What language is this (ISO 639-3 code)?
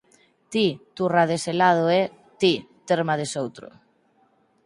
glg